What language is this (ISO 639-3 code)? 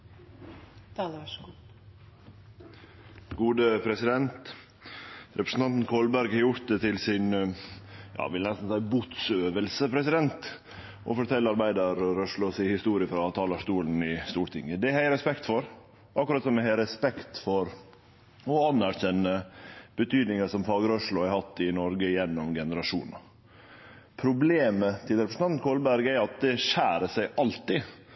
nno